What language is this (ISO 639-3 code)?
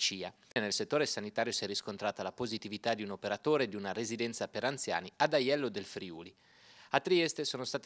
ita